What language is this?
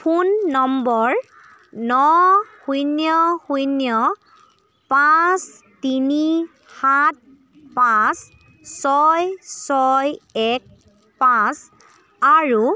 Assamese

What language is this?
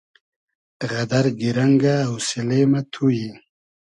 Hazaragi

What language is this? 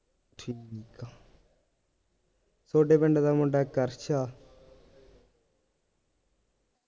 Punjabi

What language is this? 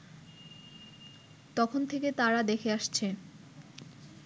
Bangla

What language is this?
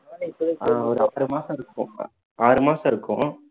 Tamil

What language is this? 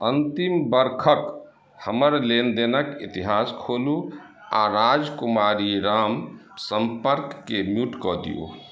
Maithili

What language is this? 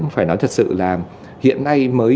Vietnamese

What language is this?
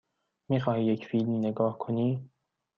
Persian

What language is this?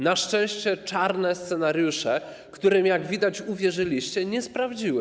Polish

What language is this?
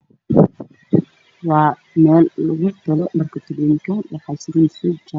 Somali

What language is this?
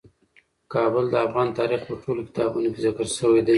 Pashto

